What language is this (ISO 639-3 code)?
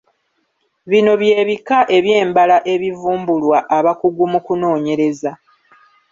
lug